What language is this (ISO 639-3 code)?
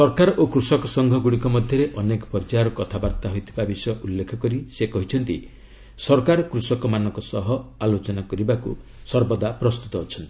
ori